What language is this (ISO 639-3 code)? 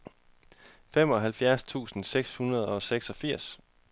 dan